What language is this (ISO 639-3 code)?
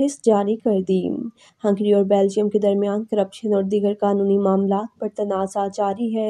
hin